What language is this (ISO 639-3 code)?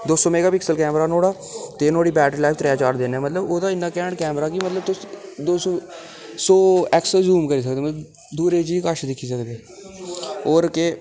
doi